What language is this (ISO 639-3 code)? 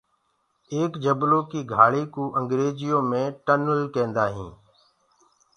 ggg